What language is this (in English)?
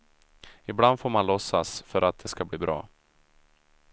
Swedish